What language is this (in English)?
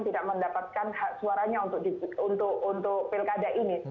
Indonesian